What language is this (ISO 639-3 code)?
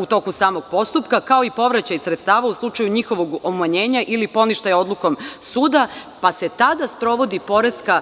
srp